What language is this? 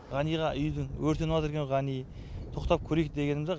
Kazakh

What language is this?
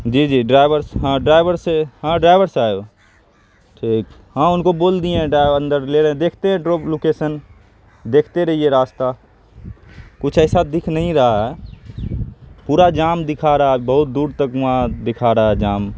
Urdu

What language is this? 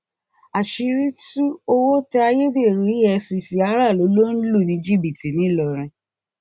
Yoruba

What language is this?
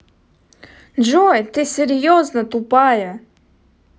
Russian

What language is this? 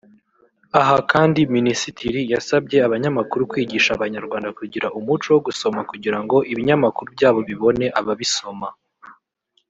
Kinyarwanda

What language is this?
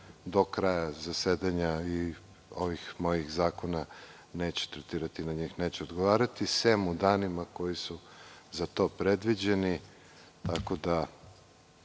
Serbian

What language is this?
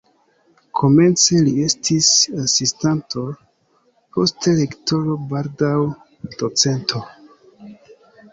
Esperanto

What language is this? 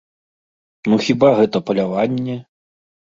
Belarusian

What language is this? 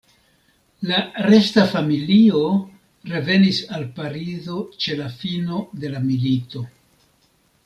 Esperanto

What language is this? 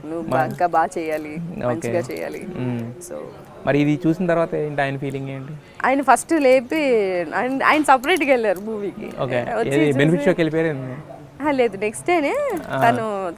Thai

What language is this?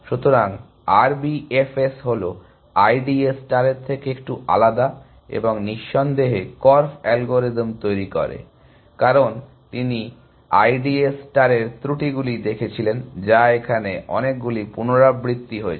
Bangla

